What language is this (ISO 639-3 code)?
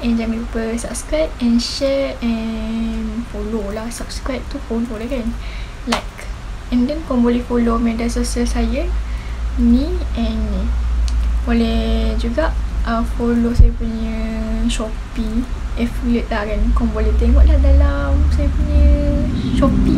msa